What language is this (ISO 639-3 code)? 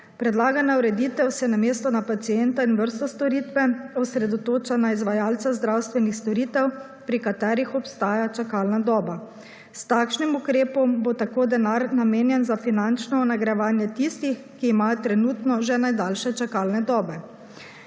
slv